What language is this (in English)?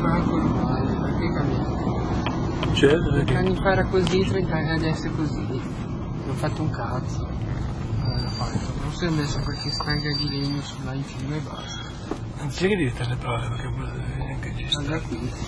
Italian